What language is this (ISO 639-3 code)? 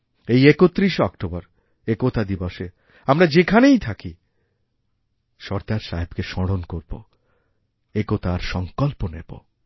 ben